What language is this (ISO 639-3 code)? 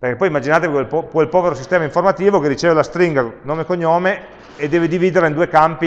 ita